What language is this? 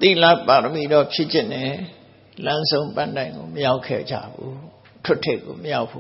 Thai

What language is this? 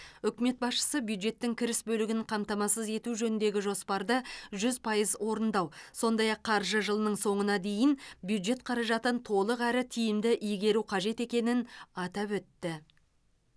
Kazakh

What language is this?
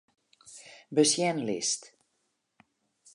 Western Frisian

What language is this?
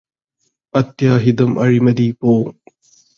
Malayalam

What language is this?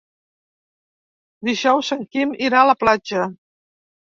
Catalan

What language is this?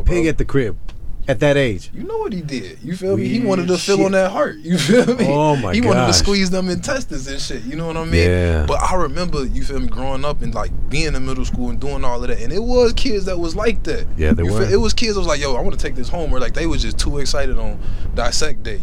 English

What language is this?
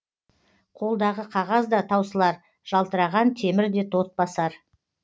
Kazakh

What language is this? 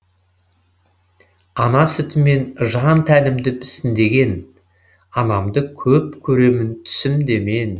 Kazakh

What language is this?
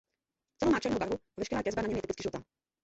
Czech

